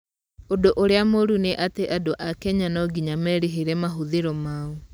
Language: Kikuyu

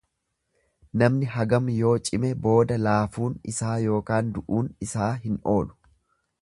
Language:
Oromo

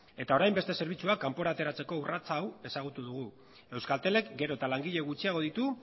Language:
Basque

